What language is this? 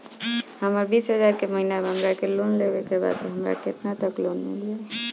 Bhojpuri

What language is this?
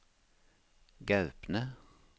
Norwegian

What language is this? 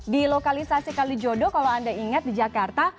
Indonesian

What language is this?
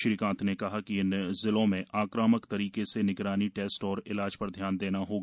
Hindi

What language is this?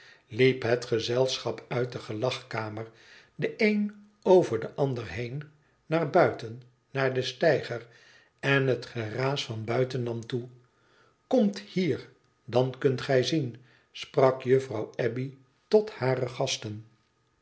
Dutch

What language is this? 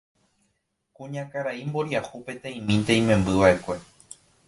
Guarani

